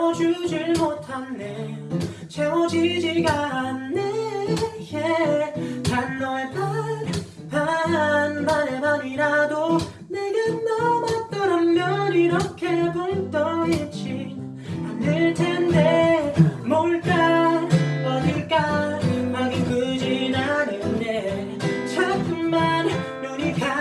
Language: Korean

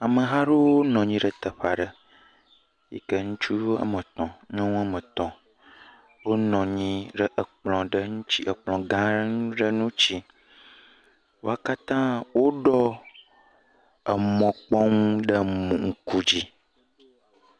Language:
Ewe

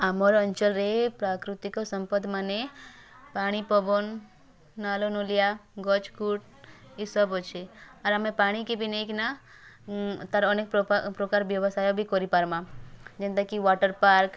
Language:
Odia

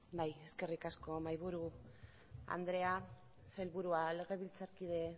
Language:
Basque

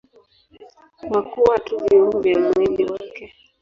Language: Swahili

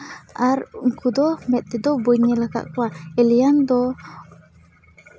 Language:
Santali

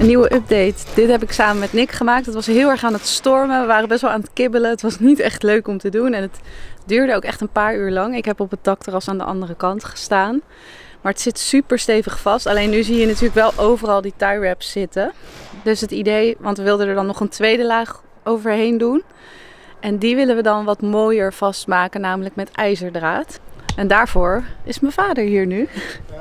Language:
Dutch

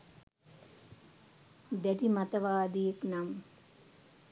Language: Sinhala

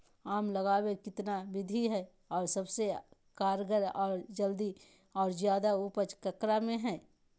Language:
Magahi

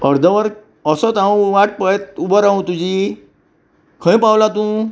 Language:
Konkani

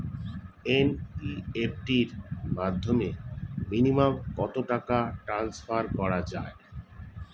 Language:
Bangla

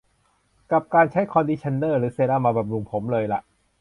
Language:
Thai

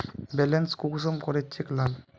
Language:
Magahi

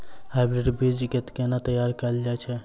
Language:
Maithili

